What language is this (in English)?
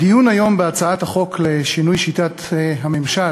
Hebrew